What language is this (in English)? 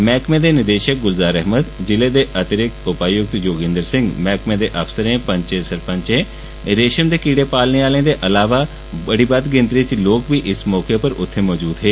Dogri